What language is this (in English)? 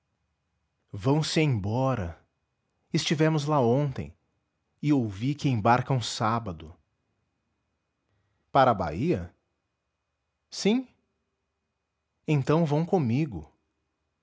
Portuguese